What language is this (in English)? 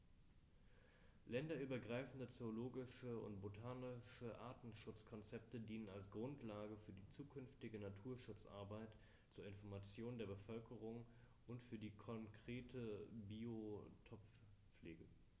German